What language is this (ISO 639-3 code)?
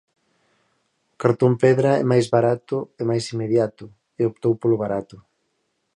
glg